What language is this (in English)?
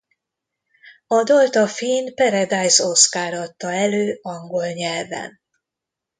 Hungarian